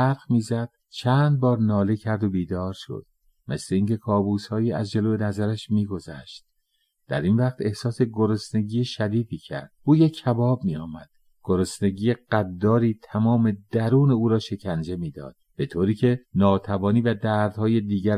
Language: Persian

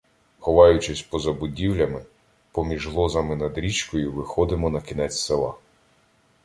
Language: Ukrainian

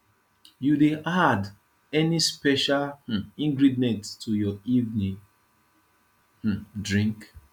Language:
Nigerian Pidgin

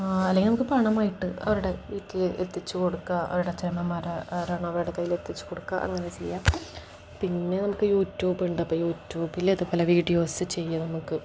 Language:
Malayalam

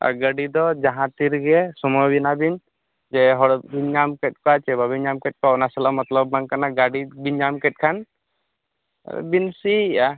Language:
Santali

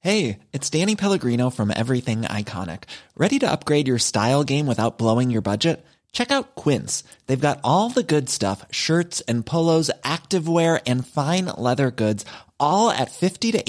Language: Swedish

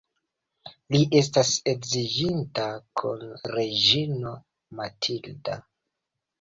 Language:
Esperanto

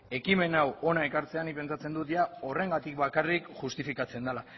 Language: Basque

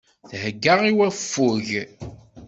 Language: Kabyle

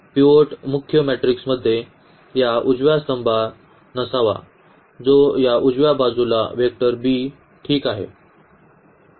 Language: Marathi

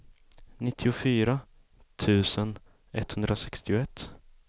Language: Swedish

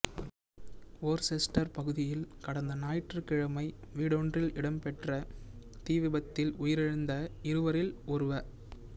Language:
Tamil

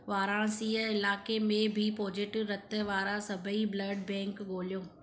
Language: Sindhi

